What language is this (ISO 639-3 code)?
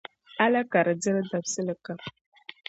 dag